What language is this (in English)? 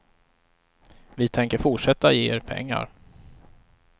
Swedish